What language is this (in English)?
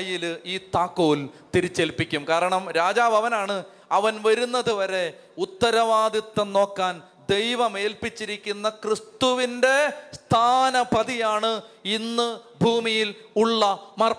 Malayalam